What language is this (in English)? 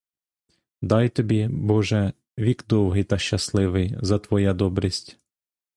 Ukrainian